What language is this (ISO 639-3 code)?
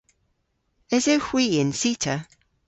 cor